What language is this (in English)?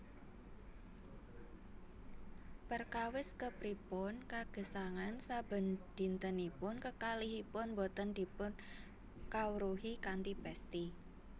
Javanese